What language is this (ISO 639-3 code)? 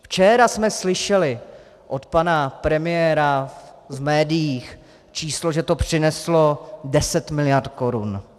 ces